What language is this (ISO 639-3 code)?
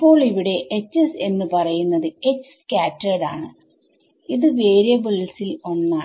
mal